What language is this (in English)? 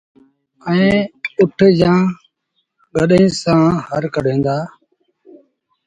Sindhi Bhil